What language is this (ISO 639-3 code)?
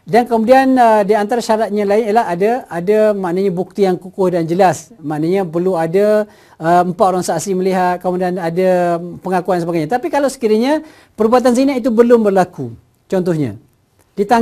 msa